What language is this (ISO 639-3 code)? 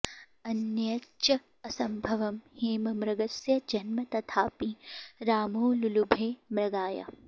san